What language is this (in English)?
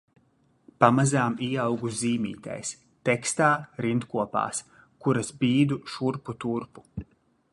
Latvian